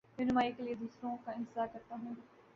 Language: Urdu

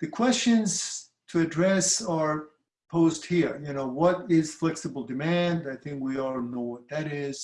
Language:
English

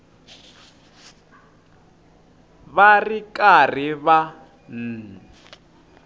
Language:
Tsonga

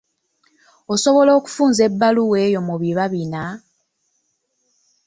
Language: Ganda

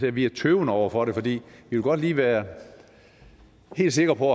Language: Danish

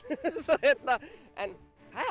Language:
Icelandic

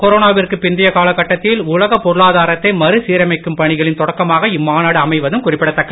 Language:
Tamil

